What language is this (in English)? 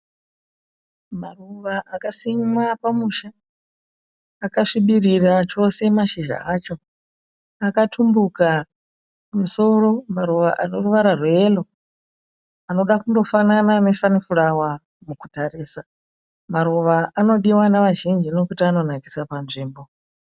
Shona